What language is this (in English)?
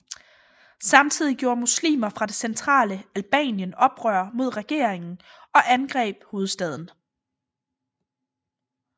Danish